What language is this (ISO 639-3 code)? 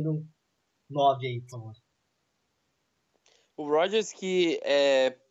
por